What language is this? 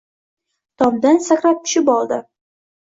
Uzbek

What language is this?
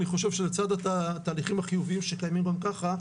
Hebrew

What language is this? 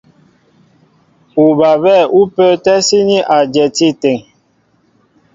Mbo (Cameroon)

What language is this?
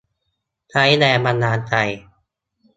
Thai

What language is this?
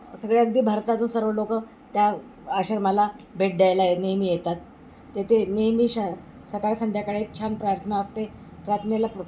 Marathi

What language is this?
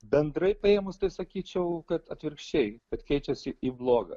Lithuanian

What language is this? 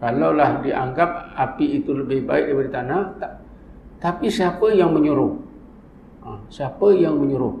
Malay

